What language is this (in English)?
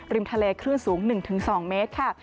Thai